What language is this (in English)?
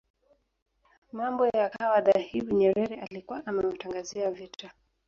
Swahili